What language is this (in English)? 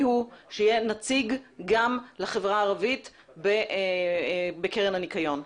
Hebrew